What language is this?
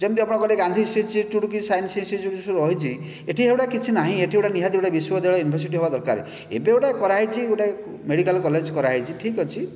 Odia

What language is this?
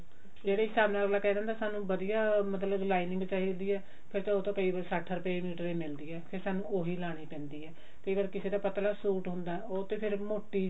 Punjabi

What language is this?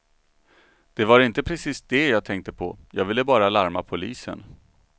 Swedish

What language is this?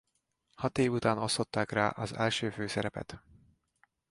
Hungarian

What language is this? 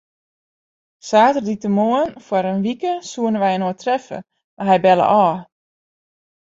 Western Frisian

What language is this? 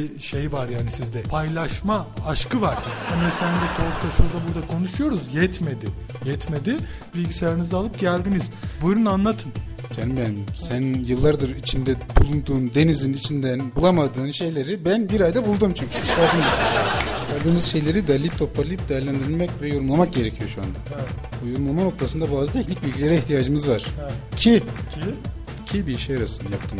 Turkish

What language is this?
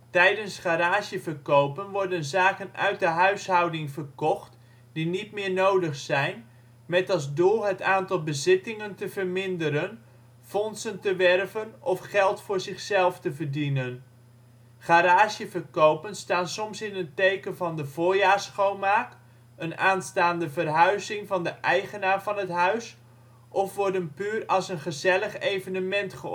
Dutch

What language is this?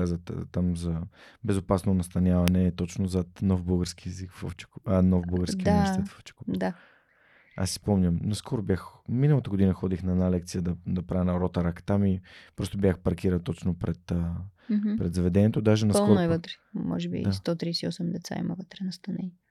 Bulgarian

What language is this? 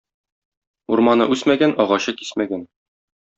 Tatar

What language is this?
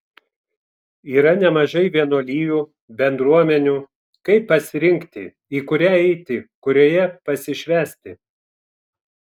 Lithuanian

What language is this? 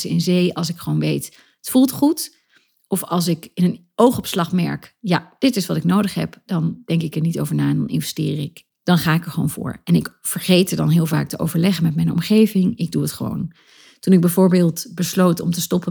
Dutch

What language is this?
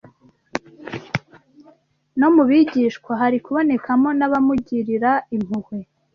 Kinyarwanda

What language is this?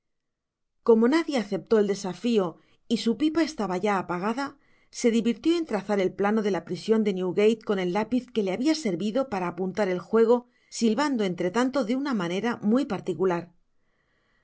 Spanish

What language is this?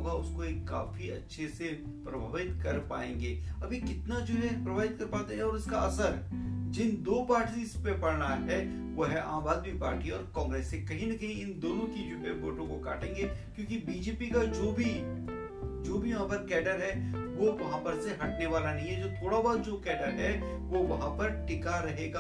Hindi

